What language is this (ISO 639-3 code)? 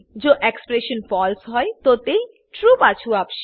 guj